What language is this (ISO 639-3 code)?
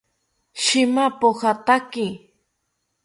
cpy